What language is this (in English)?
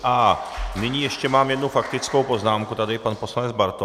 Czech